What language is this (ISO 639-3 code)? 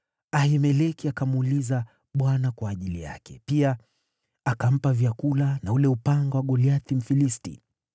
swa